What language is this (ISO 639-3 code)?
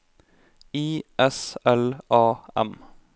nor